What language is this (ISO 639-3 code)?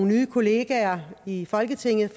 dan